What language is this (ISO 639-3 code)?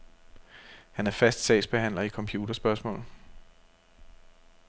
dan